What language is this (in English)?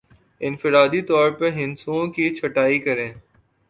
Urdu